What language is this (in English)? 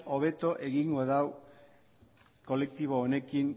Basque